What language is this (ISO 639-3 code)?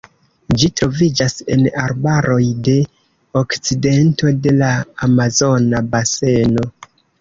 epo